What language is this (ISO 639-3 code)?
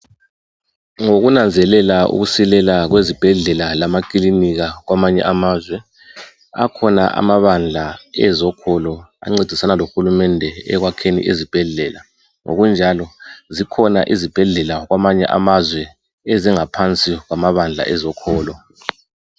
nde